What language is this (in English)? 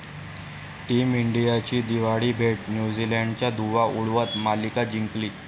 Marathi